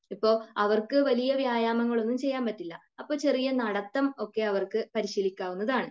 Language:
Malayalam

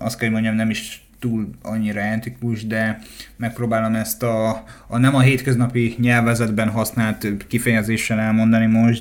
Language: Hungarian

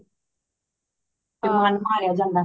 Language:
Punjabi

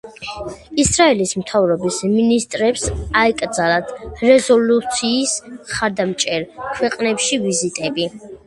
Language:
Georgian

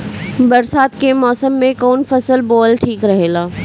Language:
Bhojpuri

